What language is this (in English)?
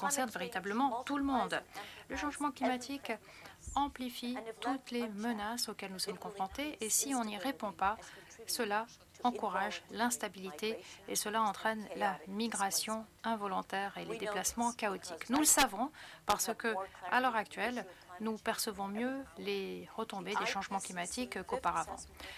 French